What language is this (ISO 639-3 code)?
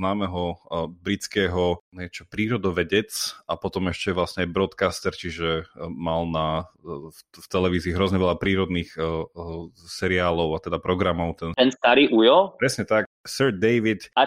slk